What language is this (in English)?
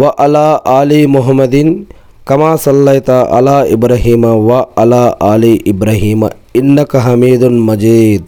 Telugu